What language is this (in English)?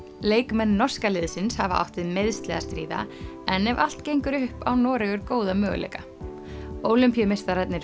Icelandic